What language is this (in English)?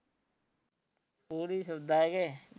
Punjabi